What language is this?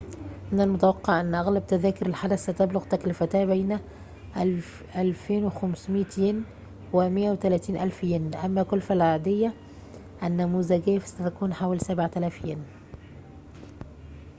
Arabic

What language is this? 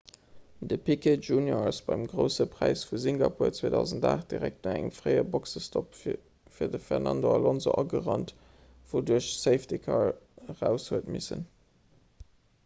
Luxembourgish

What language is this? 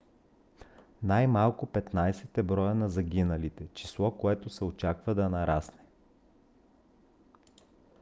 Bulgarian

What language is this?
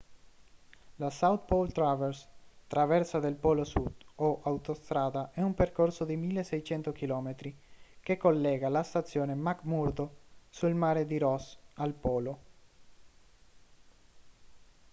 Italian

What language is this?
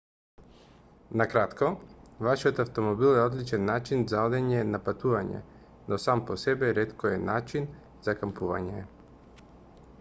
Macedonian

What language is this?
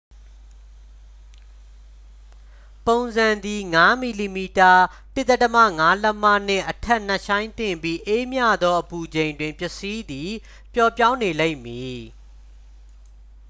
Burmese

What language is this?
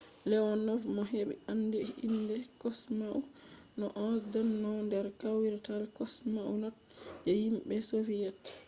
Fula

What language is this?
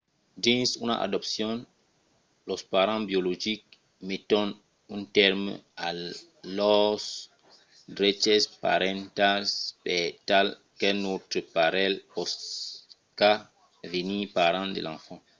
Occitan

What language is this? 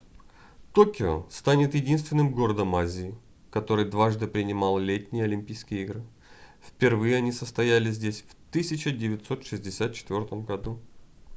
Russian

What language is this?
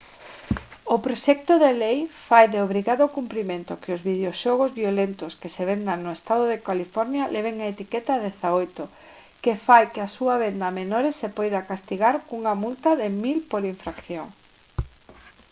Galician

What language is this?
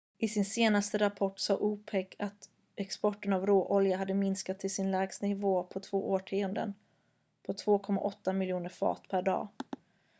Swedish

